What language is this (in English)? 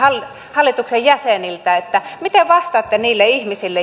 Finnish